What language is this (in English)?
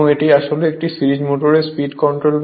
Bangla